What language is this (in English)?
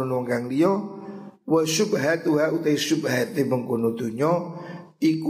Indonesian